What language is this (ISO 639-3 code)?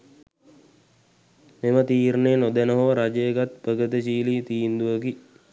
sin